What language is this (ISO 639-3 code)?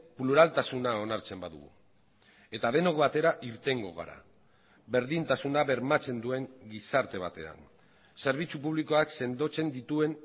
eus